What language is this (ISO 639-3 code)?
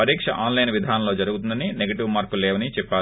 tel